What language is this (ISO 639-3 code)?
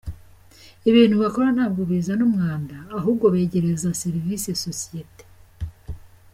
kin